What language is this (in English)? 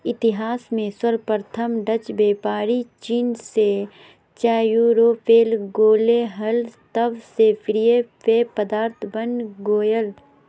Magahi